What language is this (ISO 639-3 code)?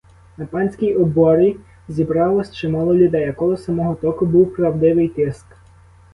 ukr